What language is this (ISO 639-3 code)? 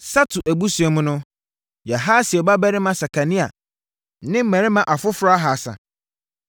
aka